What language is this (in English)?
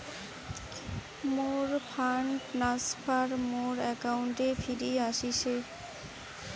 Bangla